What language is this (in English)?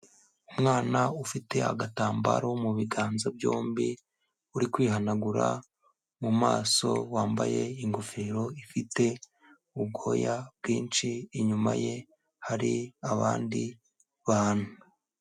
Kinyarwanda